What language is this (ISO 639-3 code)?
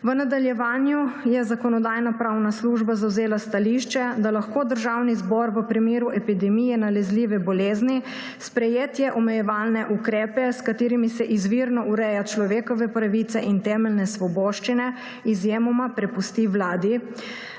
slv